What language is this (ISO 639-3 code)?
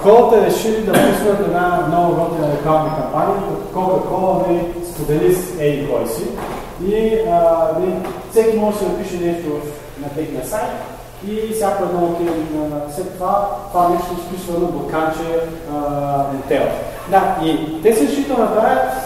bul